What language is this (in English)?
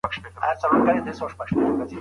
Pashto